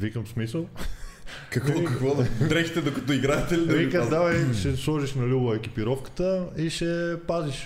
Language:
Bulgarian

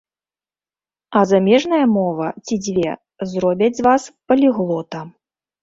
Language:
Belarusian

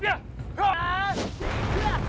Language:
Indonesian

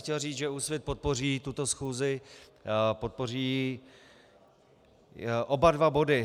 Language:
Czech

